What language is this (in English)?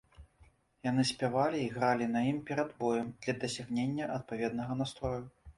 Belarusian